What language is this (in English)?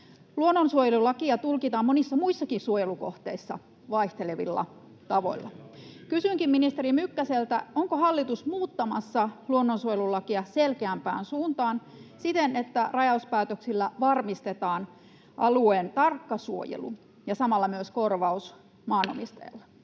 Finnish